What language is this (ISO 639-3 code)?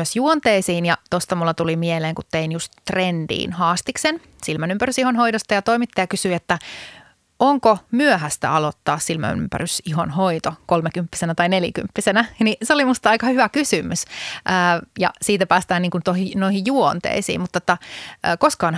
fin